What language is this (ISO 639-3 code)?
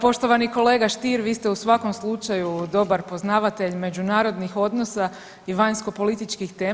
hrv